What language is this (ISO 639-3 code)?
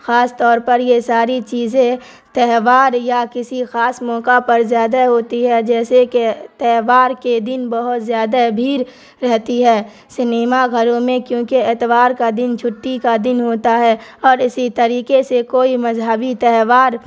urd